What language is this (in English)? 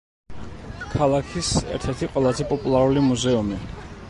Georgian